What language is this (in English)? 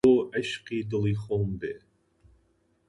Central Kurdish